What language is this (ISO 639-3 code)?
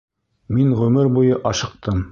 bak